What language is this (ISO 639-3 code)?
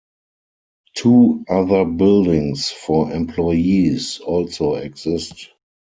eng